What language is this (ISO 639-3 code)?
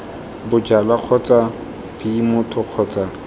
tsn